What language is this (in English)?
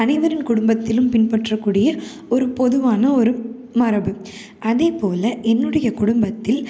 Tamil